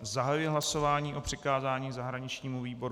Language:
Czech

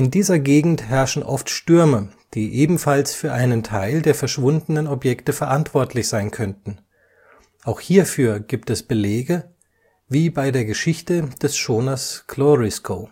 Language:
German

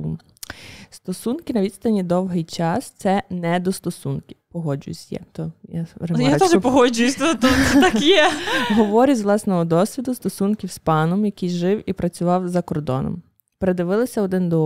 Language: Ukrainian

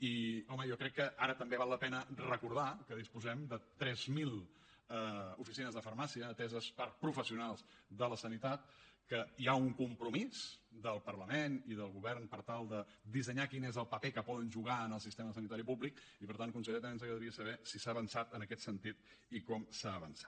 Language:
Catalan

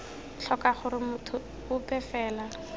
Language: Tswana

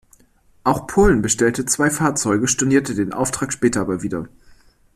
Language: German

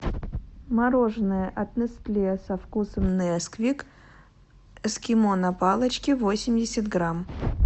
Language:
Russian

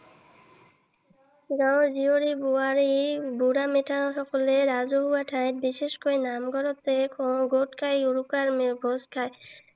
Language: Assamese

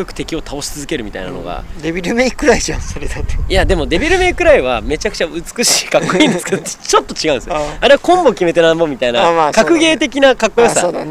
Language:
Japanese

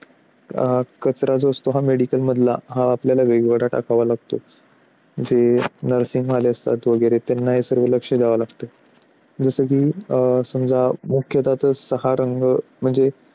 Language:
Marathi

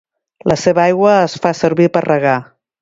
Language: Catalan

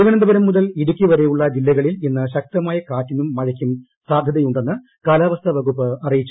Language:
Malayalam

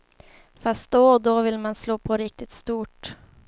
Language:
Swedish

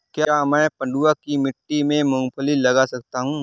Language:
Hindi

